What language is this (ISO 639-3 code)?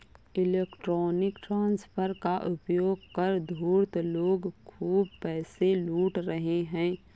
hin